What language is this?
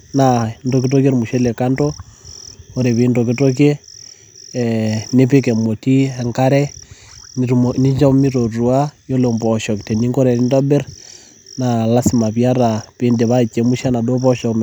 Masai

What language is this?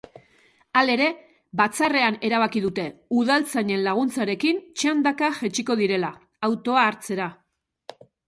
Basque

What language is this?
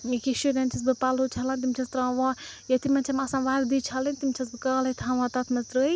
Kashmiri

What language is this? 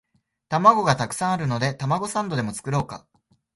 Japanese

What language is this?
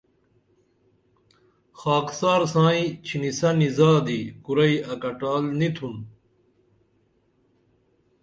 Dameli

